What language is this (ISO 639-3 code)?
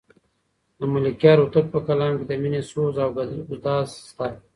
pus